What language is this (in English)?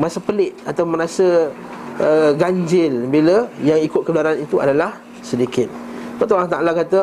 Malay